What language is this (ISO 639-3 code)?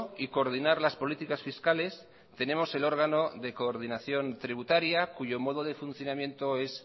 spa